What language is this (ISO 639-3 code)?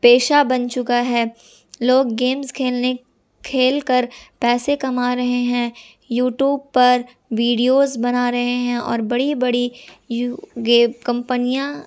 urd